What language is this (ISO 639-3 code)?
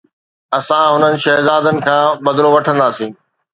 snd